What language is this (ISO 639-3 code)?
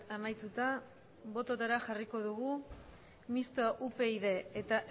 eus